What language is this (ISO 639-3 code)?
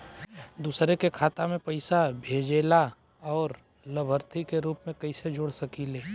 bho